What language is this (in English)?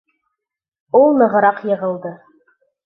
Bashkir